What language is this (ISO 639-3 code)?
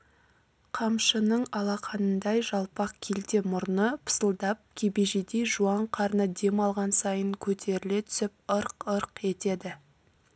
kaz